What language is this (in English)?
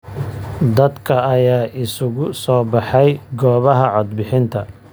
Somali